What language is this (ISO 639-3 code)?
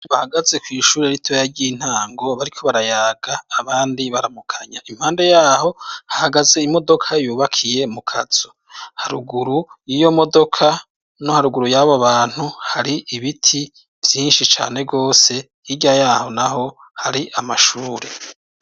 run